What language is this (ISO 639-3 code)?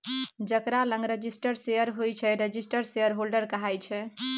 mai